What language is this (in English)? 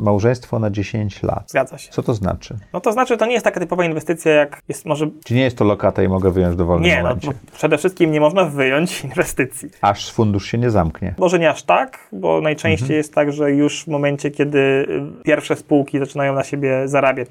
Polish